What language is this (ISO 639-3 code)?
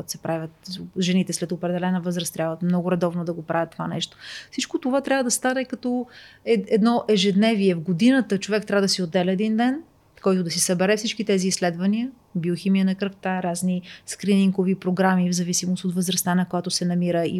bul